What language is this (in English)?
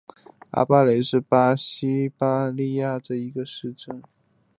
Chinese